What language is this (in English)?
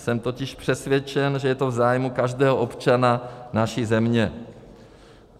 Czech